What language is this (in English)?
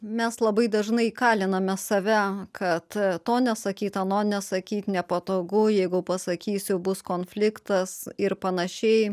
Lithuanian